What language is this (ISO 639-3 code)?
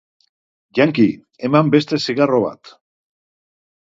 eus